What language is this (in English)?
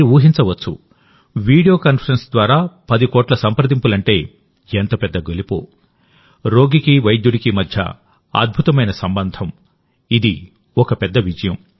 Telugu